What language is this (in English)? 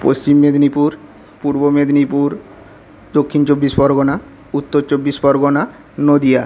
Bangla